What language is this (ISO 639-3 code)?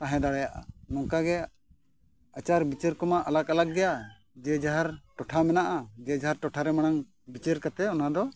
sat